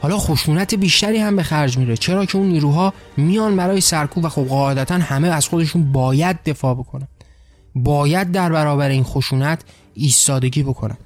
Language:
Persian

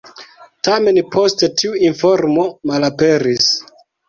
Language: Esperanto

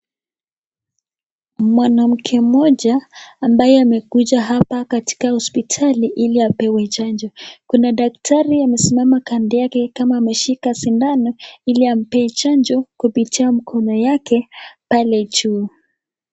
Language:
Swahili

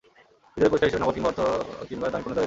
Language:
Bangla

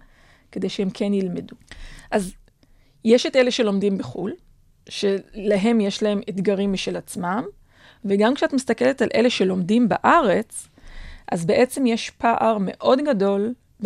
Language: Hebrew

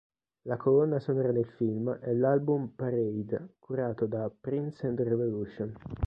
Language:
Italian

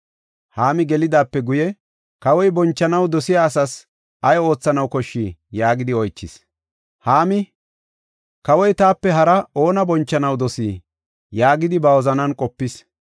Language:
Gofa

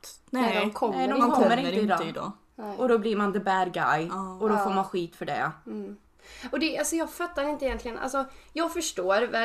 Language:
Swedish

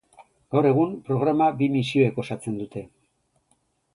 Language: Basque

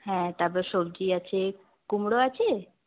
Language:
Bangla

